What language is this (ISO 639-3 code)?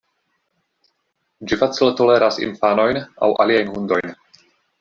epo